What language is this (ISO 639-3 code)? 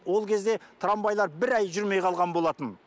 kaz